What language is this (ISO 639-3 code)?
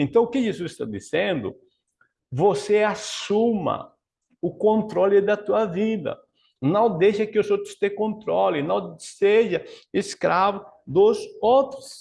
por